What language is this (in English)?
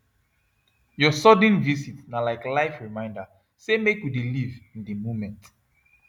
Nigerian Pidgin